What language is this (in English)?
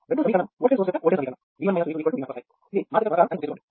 Telugu